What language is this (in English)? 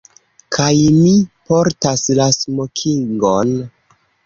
Esperanto